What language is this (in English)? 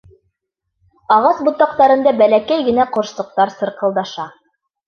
Bashkir